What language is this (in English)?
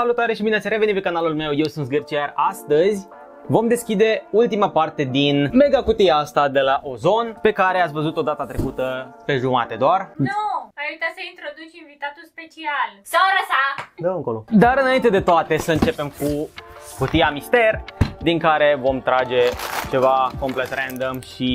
Romanian